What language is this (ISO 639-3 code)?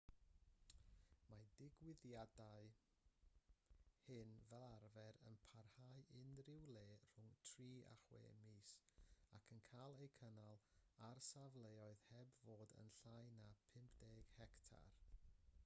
cym